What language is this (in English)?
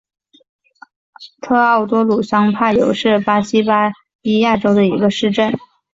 Chinese